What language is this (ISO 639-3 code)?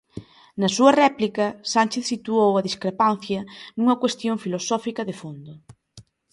glg